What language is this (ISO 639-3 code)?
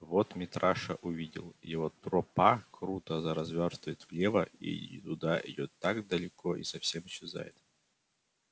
rus